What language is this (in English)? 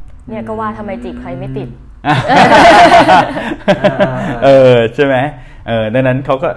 Thai